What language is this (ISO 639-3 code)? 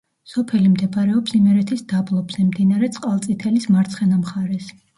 kat